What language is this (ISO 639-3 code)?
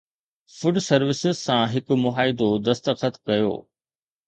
snd